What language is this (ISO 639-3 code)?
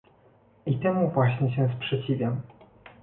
pol